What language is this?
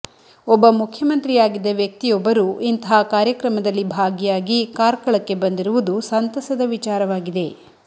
Kannada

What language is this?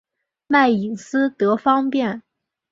Chinese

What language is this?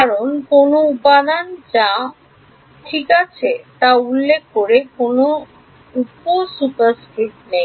Bangla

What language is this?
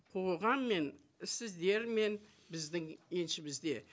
Kazakh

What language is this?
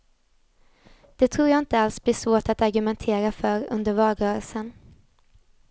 Swedish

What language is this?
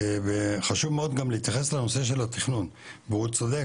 Hebrew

